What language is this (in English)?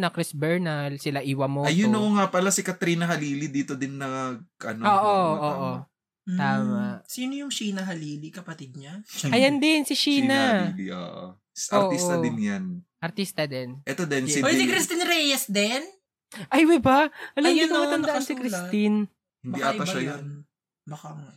Filipino